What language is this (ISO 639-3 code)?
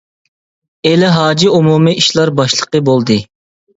uig